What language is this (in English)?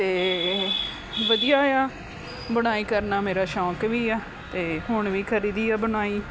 Punjabi